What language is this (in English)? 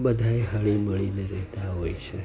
Gujarati